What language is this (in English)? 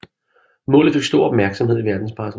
Danish